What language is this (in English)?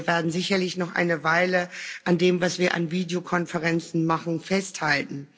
German